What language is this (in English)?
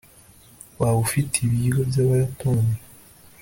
Kinyarwanda